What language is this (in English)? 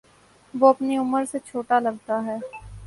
Urdu